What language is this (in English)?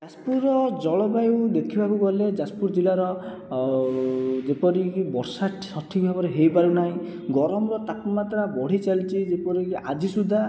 Odia